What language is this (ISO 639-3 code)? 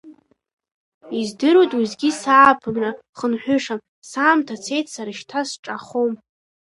abk